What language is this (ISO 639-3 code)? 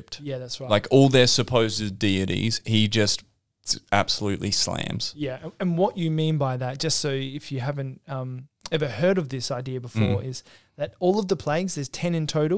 eng